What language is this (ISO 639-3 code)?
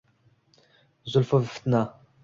uzb